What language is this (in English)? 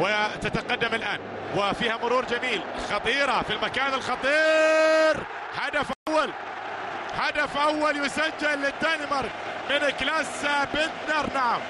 Arabic